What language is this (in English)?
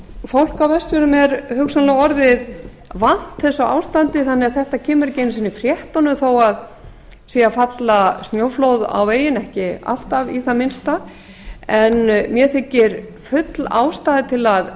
Icelandic